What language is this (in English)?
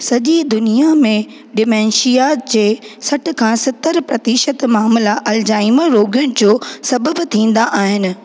Sindhi